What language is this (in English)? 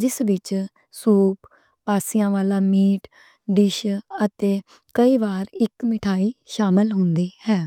Western Panjabi